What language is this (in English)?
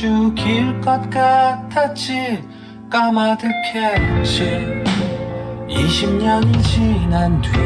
Korean